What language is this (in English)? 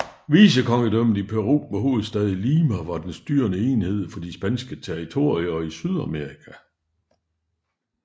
Danish